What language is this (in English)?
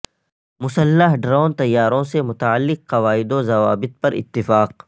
Urdu